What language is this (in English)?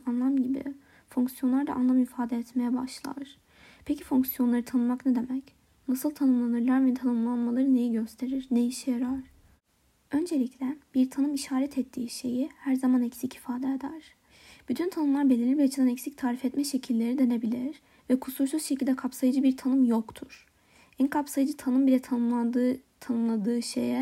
Turkish